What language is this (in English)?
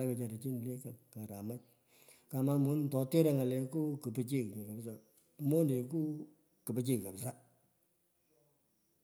Pökoot